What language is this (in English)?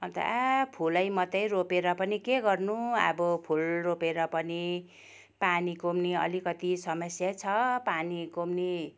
Nepali